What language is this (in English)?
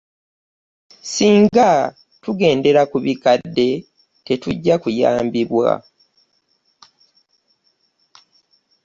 Ganda